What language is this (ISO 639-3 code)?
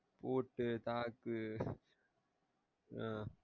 tam